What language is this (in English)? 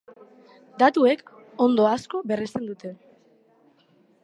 Basque